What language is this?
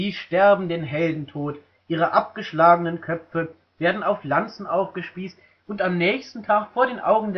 German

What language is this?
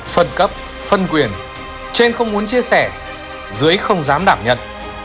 Vietnamese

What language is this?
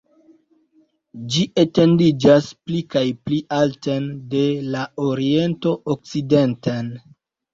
Esperanto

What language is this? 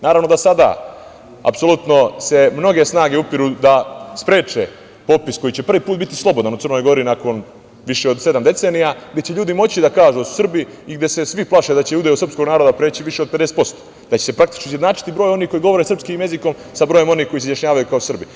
Serbian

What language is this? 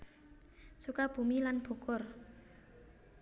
Javanese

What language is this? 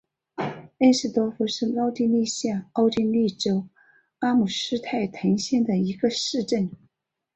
Chinese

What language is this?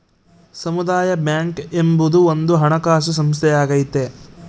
Kannada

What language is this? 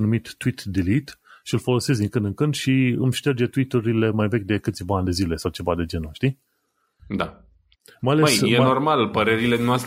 Romanian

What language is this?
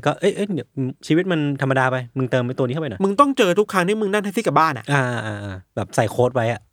Thai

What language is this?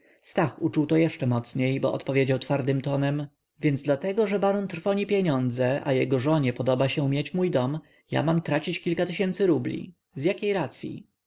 Polish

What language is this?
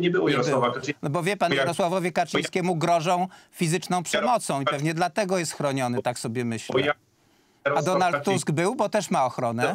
Polish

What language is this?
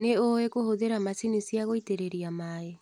Kikuyu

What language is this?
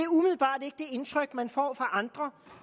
Danish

